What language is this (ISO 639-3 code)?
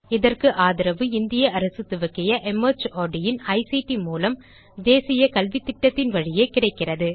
tam